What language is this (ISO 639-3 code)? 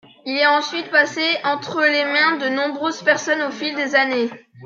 fra